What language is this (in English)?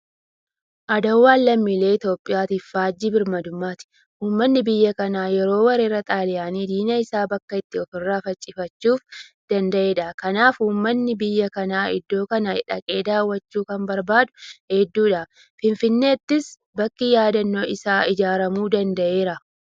Oromo